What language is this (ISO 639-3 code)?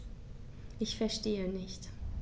deu